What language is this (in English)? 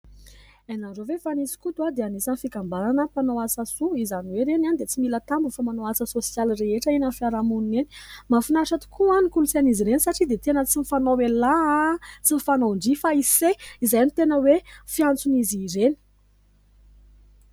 Malagasy